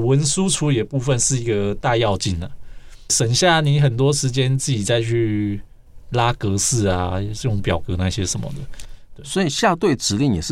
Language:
Chinese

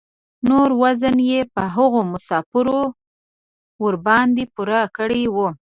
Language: Pashto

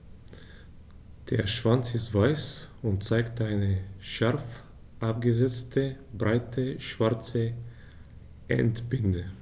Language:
German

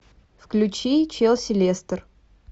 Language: Russian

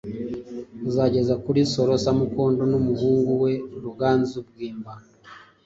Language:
Kinyarwanda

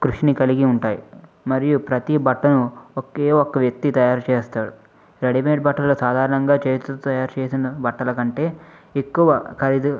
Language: Telugu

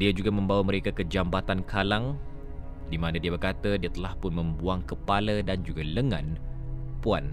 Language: Malay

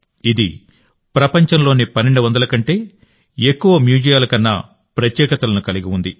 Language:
Telugu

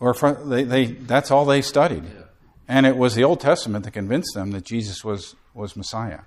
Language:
English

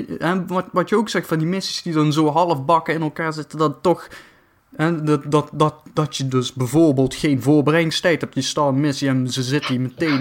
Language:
Dutch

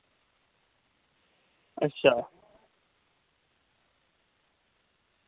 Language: Dogri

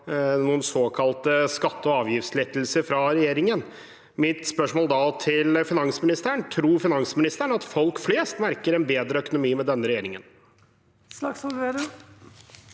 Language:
Norwegian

